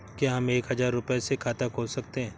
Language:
Hindi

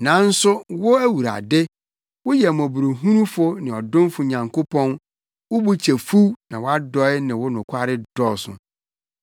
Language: Akan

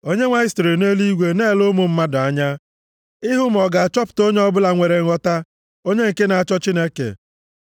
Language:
Igbo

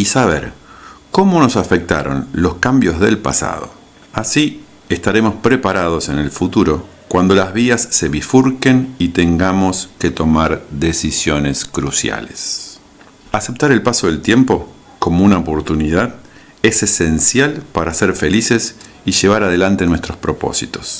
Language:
Spanish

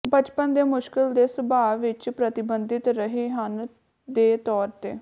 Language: Punjabi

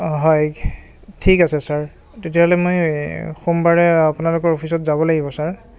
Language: Assamese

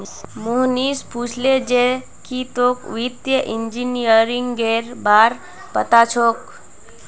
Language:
Magahi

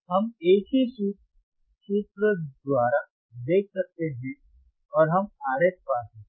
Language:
Hindi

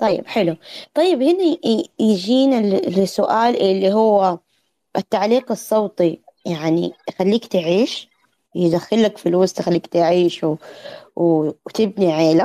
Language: Arabic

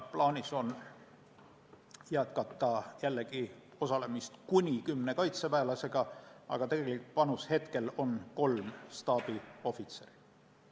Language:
Estonian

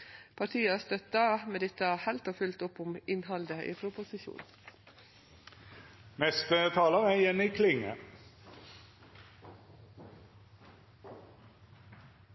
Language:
Norwegian Nynorsk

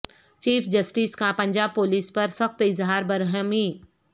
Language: Urdu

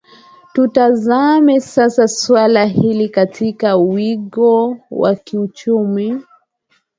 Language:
Swahili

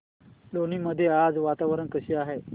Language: Marathi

